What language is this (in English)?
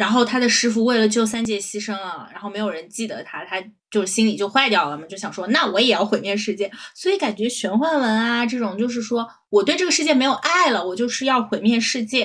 Chinese